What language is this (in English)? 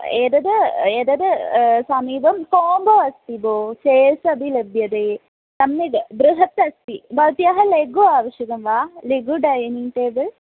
Sanskrit